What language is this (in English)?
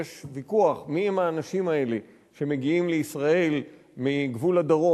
Hebrew